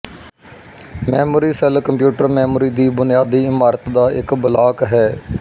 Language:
Punjabi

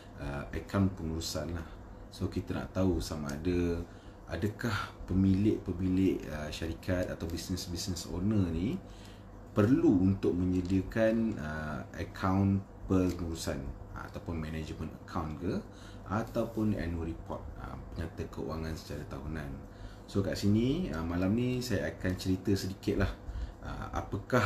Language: Malay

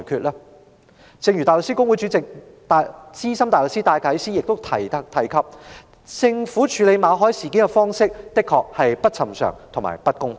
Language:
Cantonese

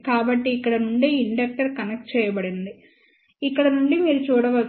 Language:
Telugu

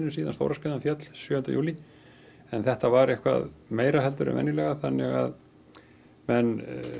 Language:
Icelandic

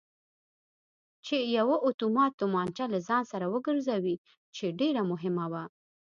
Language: Pashto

